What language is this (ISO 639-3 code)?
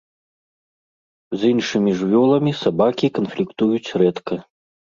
bel